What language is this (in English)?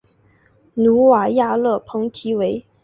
Chinese